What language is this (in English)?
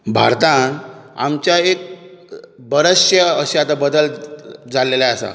Konkani